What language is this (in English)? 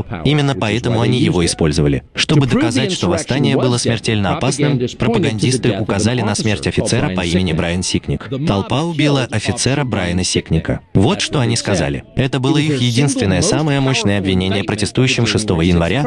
Russian